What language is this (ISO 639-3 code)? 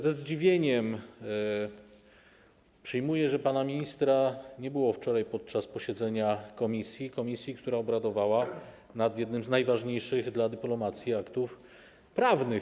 pol